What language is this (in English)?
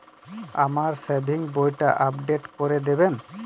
Bangla